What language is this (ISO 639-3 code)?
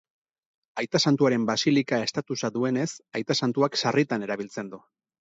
eus